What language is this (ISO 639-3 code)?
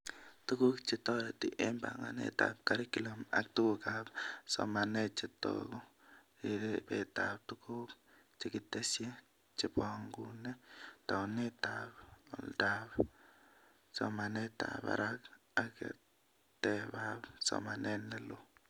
kln